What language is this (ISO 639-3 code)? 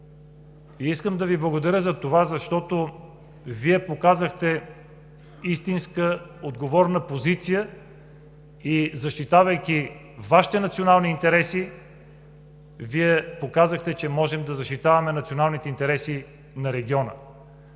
bul